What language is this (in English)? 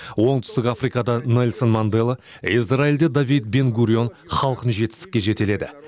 Kazakh